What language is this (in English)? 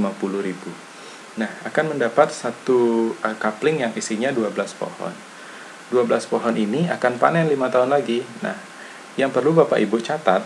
Indonesian